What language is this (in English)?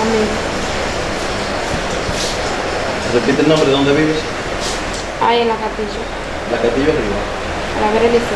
Spanish